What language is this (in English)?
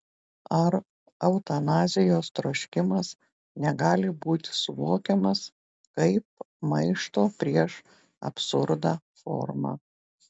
Lithuanian